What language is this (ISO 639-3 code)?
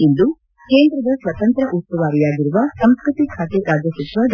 kan